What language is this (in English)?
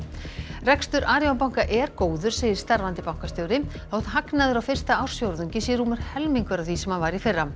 Icelandic